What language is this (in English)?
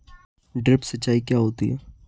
Hindi